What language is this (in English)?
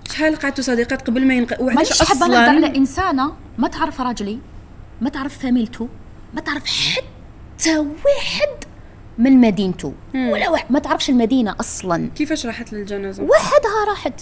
Arabic